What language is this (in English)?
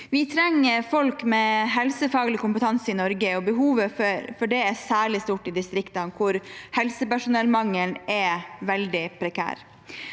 Norwegian